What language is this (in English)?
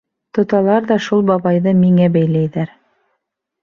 Bashkir